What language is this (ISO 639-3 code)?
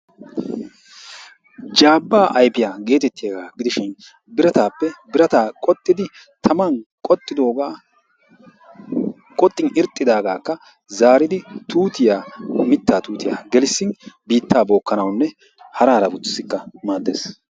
wal